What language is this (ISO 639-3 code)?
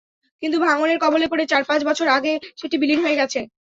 ben